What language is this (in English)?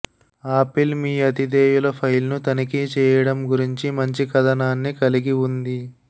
Telugu